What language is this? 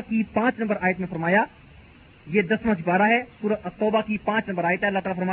Urdu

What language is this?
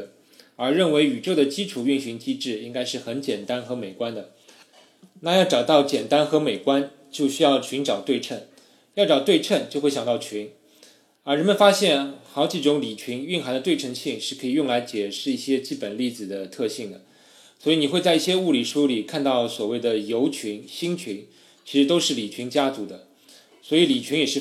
Chinese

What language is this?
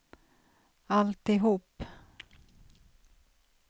Swedish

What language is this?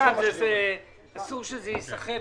Hebrew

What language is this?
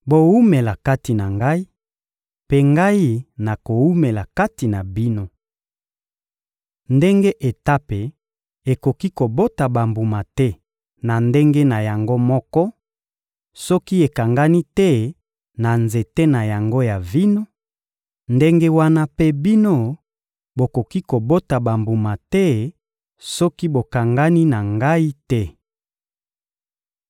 Lingala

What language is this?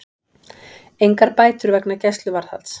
Icelandic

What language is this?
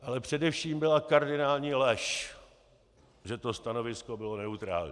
Czech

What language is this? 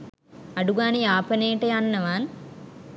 Sinhala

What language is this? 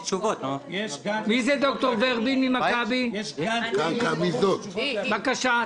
Hebrew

